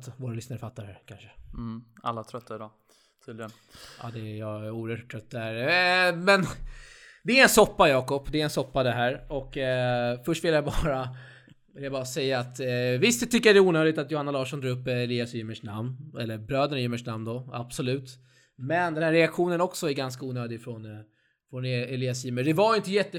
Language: Swedish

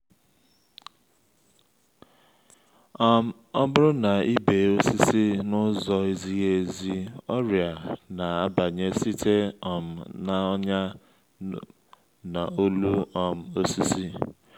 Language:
Igbo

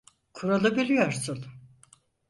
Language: Turkish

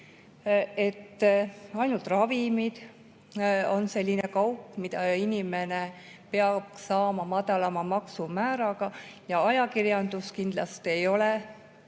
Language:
Estonian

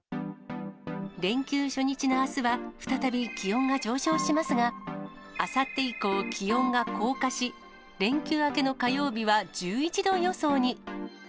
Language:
Japanese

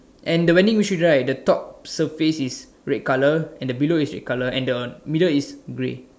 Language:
English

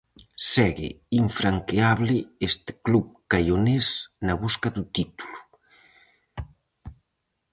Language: Galician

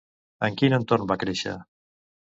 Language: Catalan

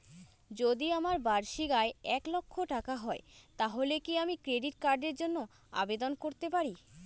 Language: Bangla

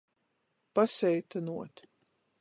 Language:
Latgalian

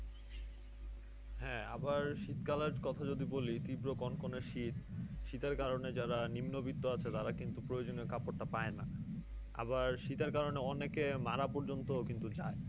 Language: Bangla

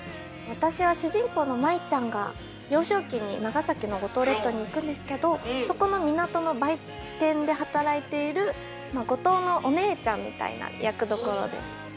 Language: Japanese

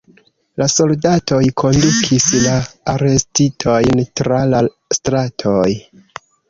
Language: Esperanto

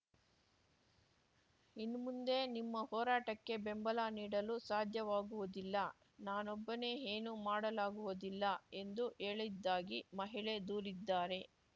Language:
Kannada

